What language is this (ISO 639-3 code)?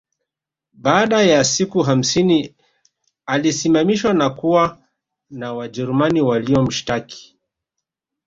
swa